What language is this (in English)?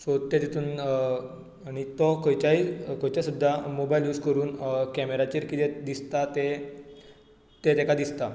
Konkani